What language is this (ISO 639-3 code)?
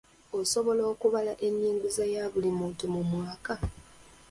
lug